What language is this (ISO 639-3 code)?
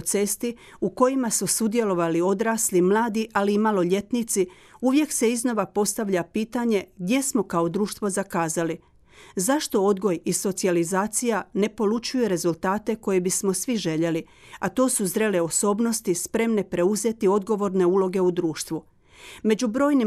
hrv